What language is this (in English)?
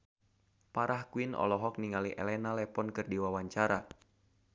Sundanese